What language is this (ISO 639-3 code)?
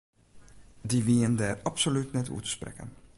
fry